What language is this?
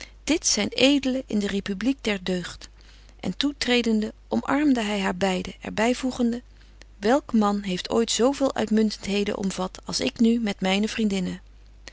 Dutch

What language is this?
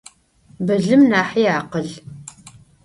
Adyghe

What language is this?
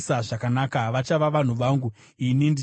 Shona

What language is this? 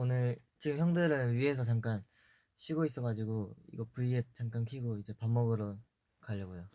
Korean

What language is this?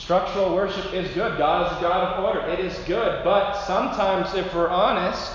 English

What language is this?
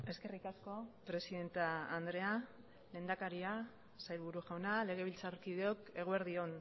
Basque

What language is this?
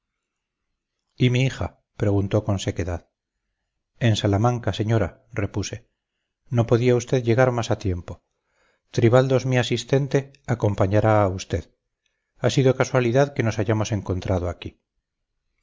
Spanish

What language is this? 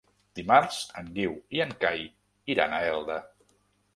Catalan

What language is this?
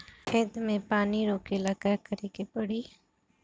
Bhojpuri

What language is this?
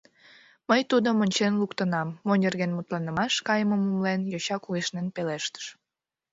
Mari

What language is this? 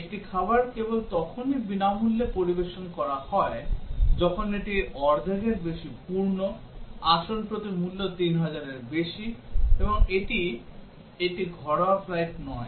Bangla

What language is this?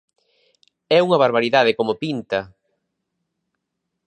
Galician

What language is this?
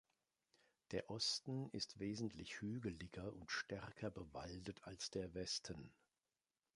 German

